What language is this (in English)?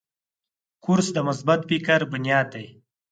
Pashto